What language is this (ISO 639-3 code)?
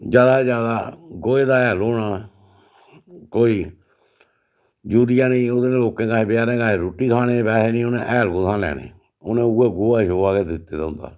doi